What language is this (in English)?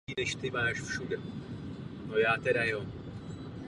Czech